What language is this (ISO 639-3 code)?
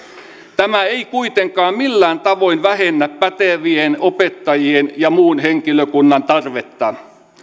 fin